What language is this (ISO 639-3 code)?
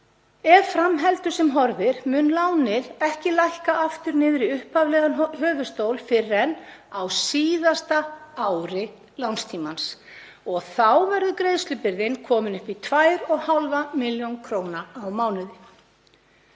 isl